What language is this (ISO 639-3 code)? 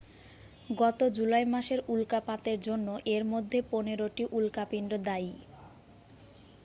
ben